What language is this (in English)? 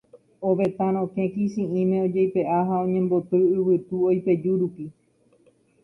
Guarani